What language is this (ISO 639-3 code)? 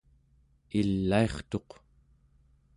esu